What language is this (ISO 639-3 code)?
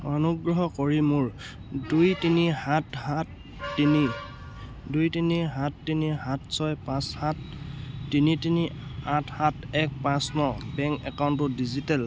asm